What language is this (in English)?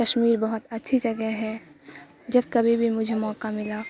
Urdu